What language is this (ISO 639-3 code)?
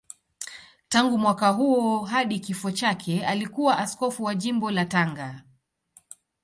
swa